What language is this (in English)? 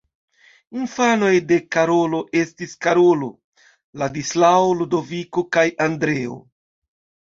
Esperanto